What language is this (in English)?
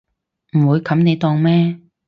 Cantonese